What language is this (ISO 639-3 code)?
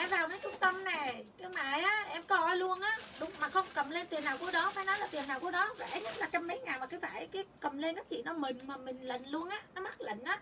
vie